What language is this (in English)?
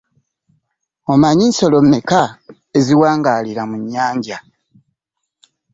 Ganda